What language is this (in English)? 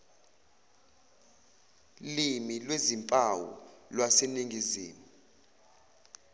Zulu